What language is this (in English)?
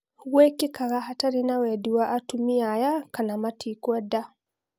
Kikuyu